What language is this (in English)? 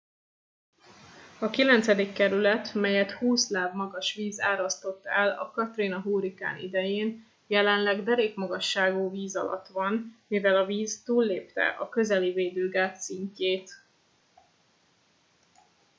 Hungarian